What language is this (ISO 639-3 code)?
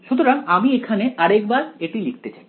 ben